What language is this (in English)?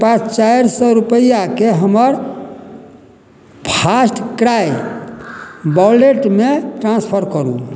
Maithili